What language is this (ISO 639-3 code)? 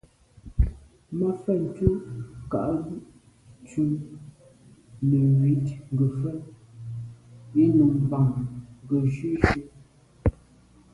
byv